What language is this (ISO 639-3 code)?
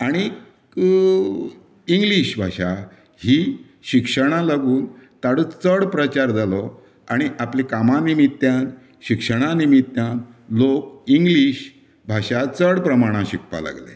kok